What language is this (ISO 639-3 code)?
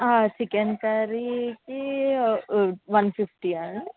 tel